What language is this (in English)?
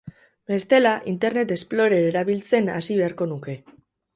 Basque